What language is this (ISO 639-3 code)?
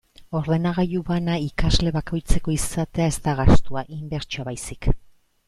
eus